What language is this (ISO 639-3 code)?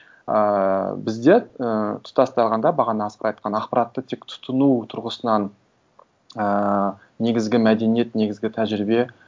kaz